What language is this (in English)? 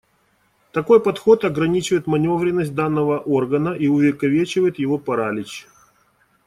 Russian